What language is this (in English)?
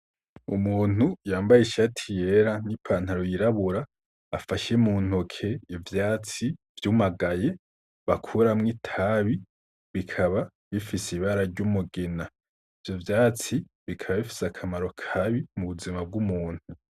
Rundi